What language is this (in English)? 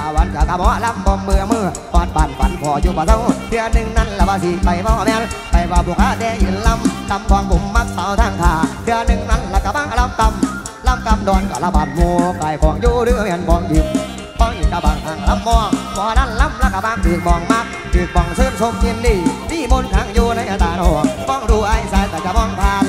Thai